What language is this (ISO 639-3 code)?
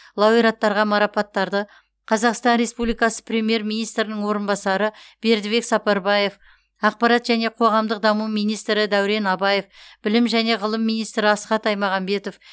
kaz